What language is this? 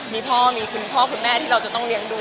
Thai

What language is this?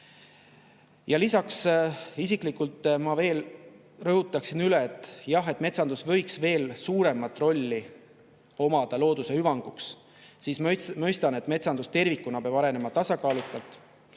Estonian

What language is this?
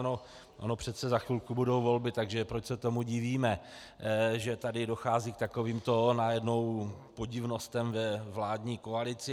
Czech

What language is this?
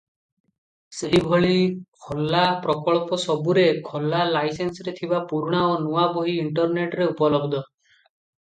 Odia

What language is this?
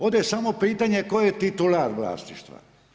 Croatian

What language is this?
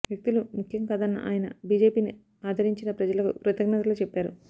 Telugu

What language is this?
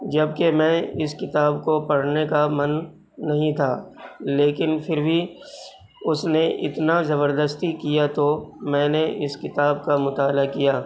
Urdu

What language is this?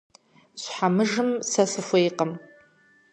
Kabardian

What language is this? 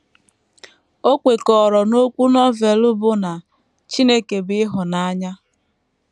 Igbo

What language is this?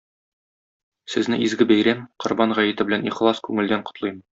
Tatar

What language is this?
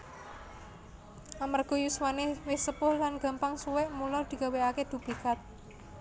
Javanese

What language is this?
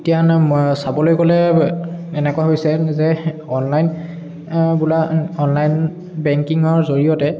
Assamese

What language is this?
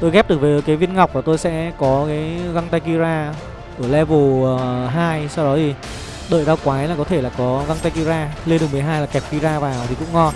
Vietnamese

